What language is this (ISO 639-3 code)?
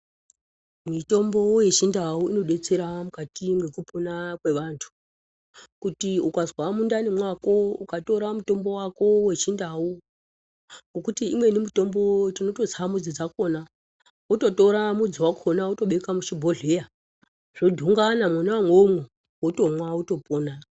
ndc